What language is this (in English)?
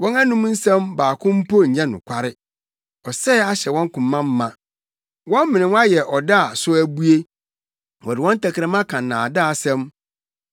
Akan